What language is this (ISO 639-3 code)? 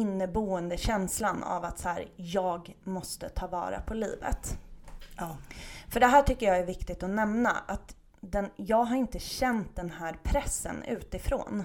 swe